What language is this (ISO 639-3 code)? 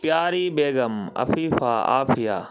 urd